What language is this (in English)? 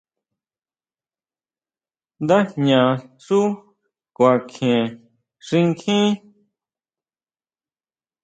Huautla Mazatec